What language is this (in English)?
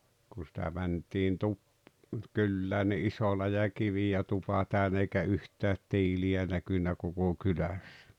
Finnish